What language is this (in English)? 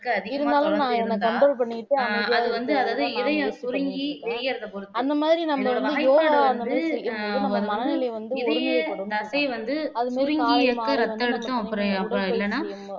Tamil